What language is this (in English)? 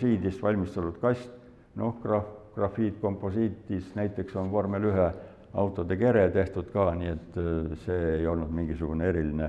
Finnish